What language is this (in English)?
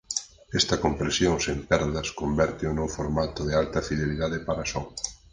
Galician